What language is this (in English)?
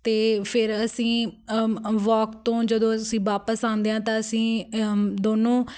Punjabi